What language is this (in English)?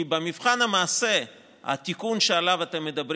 Hebrew